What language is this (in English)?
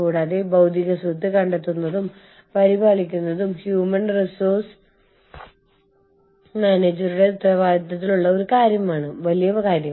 Malayalam